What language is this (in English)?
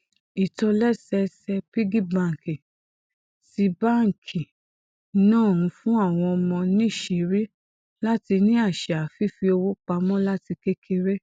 Yoruba